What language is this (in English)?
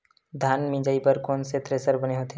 Chhattisgarhi